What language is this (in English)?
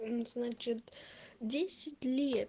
Russian